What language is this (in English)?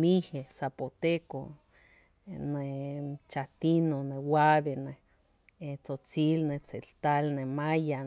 Tepinapa Chinantec